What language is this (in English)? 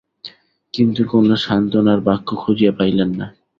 Bangla